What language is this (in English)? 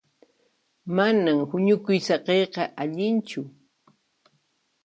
Puno Quechua